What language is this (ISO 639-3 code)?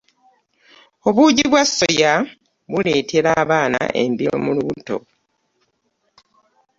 lug